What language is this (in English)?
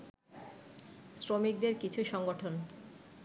Bangla